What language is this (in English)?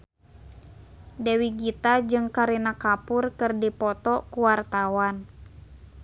Sundanese